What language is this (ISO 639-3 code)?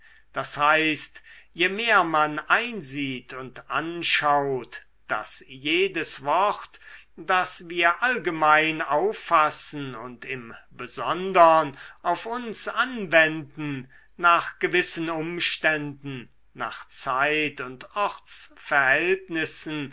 deu